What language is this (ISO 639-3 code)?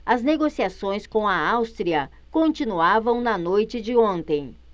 por